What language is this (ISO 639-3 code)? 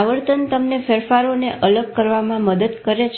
guj